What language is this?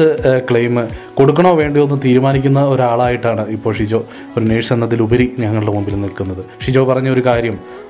Malayalam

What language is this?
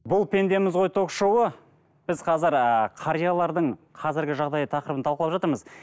Kazakh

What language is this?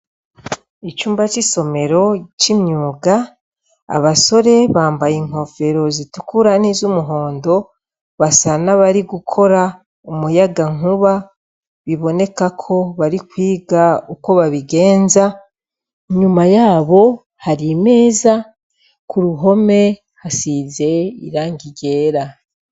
Rundi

